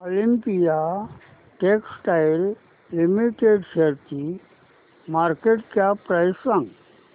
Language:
Marathi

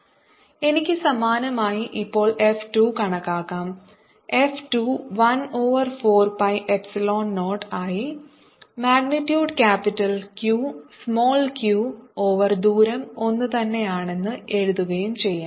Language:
Malayalam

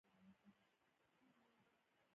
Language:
Pashto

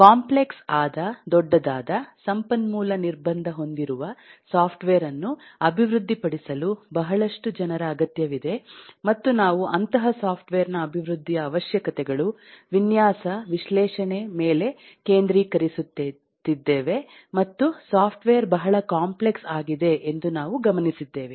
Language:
Kannada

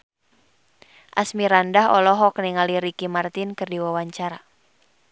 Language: Sundanese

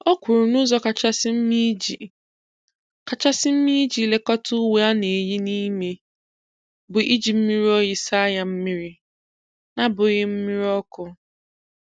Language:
Igbo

